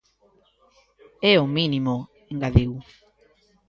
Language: Galician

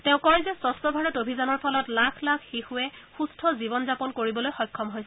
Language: Assamese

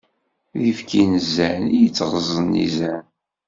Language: Kabyle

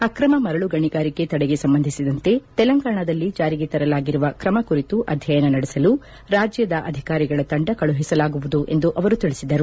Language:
Kannada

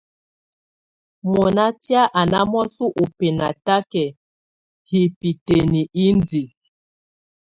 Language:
Tunen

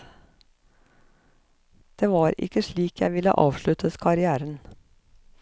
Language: Norwegian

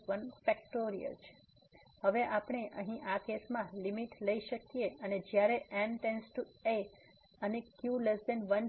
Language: Gujarati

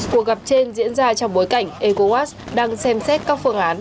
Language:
Vietnamese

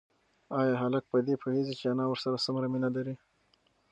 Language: Pashto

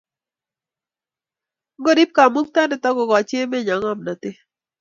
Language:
Kalenjin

